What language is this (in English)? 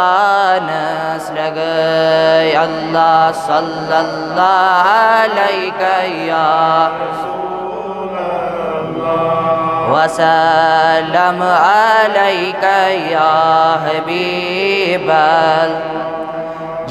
Arabic